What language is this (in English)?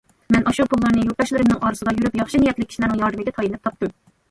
Uyghur